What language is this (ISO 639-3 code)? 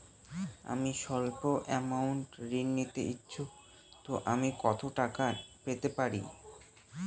ben